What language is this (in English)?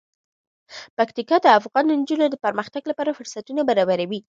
Pashto